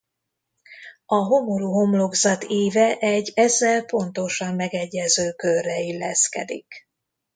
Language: Hungarian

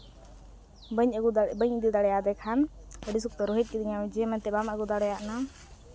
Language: Santali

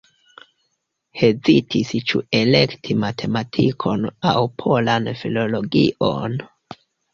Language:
Esperanto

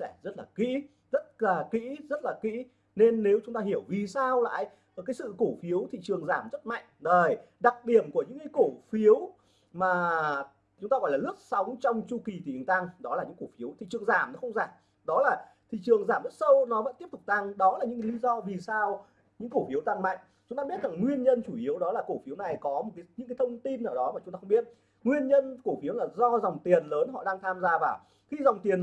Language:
Vietnamese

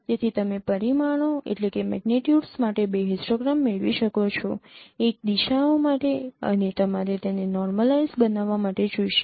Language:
Gujarati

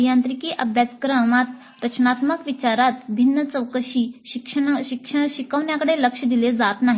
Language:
Marathi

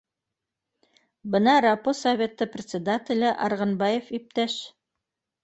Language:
Bashkir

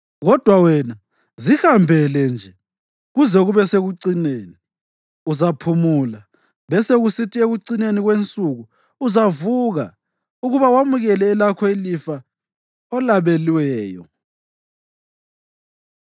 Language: North Ndebele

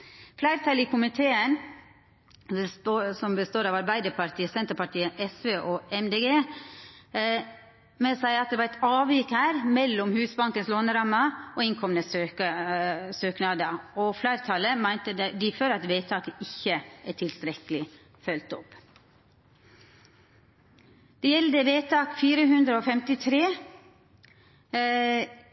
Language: Norwegian Nynorsk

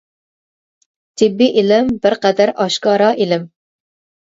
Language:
Uyghur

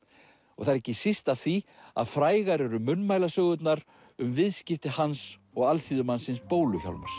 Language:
Icelandic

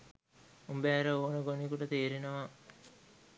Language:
Sinhala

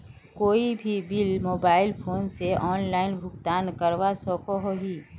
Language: Magahi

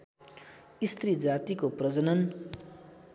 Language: Nepali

